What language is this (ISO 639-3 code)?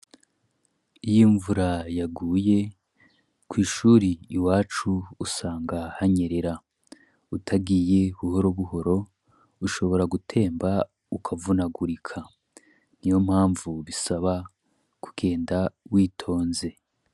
run